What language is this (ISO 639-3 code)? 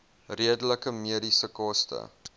afr